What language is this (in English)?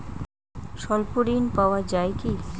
Bangla